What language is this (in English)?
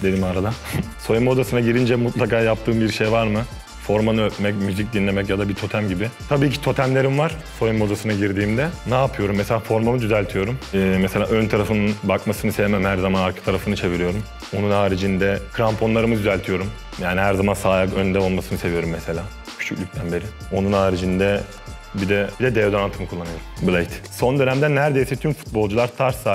Turkish